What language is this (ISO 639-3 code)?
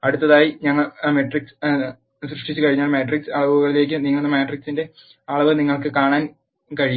mal